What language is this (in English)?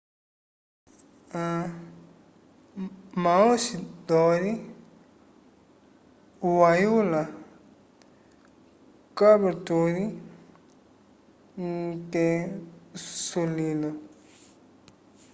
Umbundu